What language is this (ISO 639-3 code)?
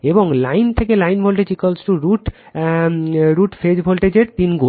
ben